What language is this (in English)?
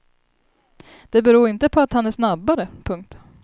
Swedish